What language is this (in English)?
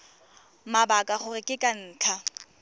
Tswana